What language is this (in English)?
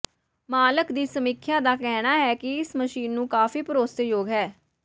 Punjabi